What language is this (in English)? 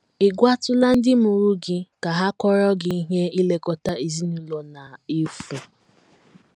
Igbo